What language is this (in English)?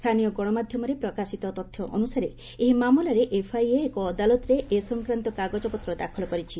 Odia